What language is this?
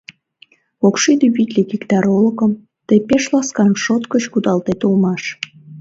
Mari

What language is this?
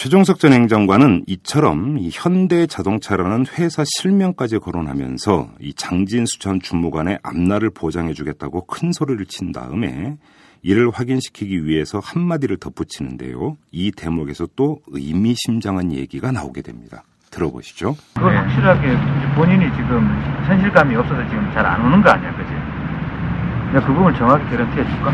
Korean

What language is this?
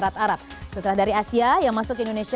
Indonesian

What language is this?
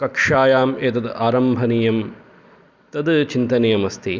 Sanskrit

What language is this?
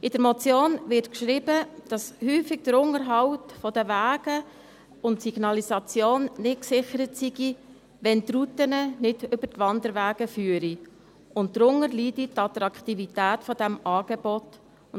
Swiss German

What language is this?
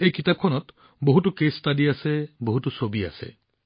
Assamese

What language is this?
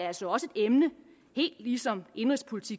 Danish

